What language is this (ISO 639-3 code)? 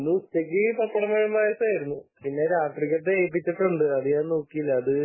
mal